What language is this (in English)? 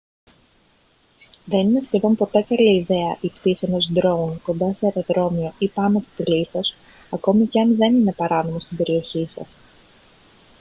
Greek